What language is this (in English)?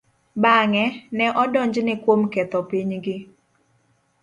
Luo (Kenya and Tanzania)